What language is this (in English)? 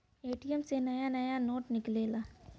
Bhojpuri